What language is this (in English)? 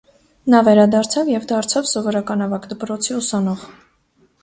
Armenian